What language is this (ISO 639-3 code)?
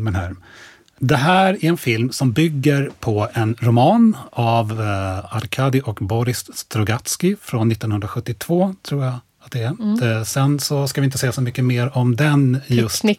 swe